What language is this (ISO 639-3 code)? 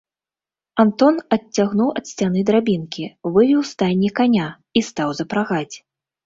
bel